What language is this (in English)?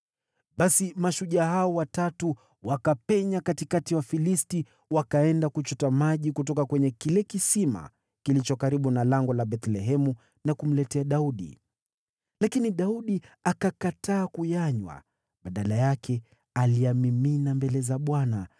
Swahili